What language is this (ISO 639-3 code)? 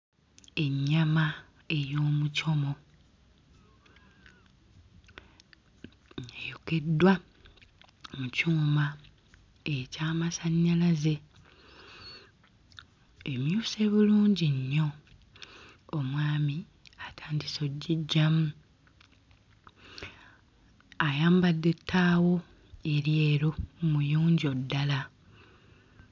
lug